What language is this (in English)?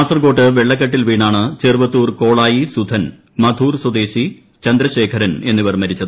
Malayalam